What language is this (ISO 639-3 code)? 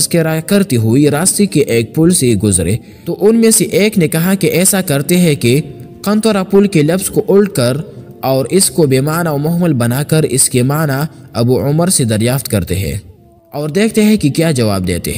ara